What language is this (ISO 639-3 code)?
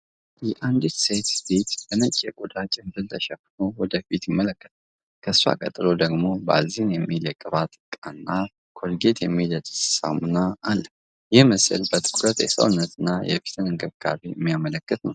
amh